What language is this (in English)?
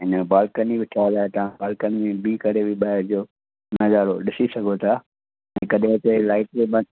Sindhi